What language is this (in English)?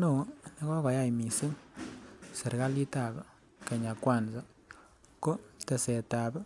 Kalenjin